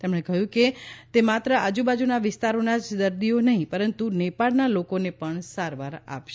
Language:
Gujarati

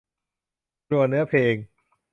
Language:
Thai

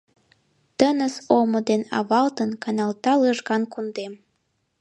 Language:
Mari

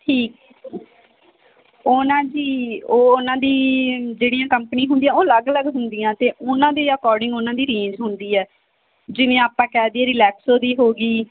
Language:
Punjabi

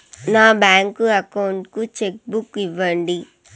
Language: Telugu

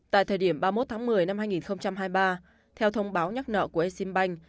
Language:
Vietnamese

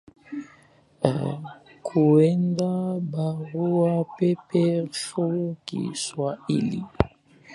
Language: Swahili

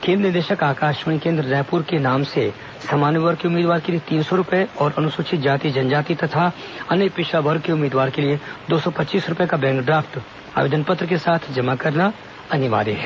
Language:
Hindi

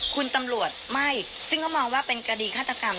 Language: Thai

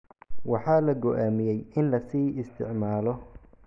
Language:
Somali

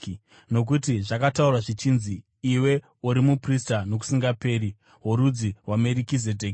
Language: Shona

